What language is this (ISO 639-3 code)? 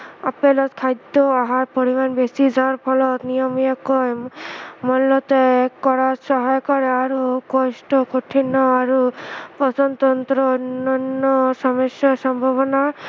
asm